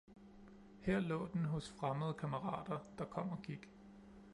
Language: Danish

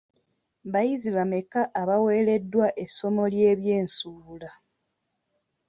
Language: Ganda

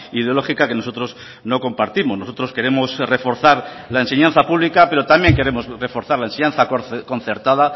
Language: Spanish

